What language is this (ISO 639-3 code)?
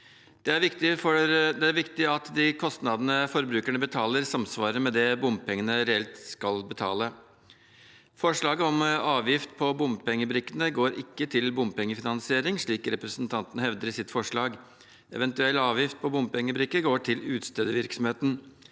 nor